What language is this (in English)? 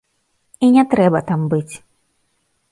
Belarusian